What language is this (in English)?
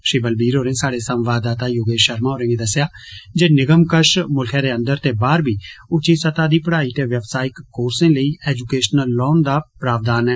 Dogri